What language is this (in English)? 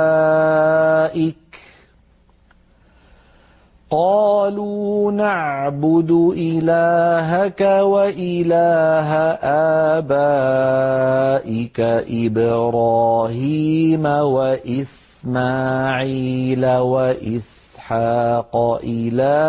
Arabic